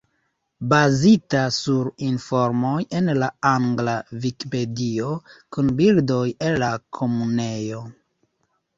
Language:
Esperanto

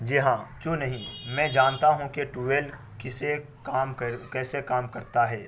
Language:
Urdu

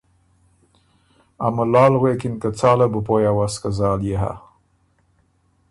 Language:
Ormuri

